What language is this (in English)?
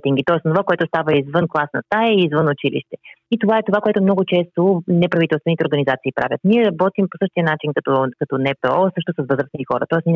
Bulgarian